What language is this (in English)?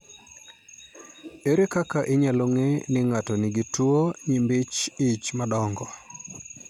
Luo (Kenya and Tanzania)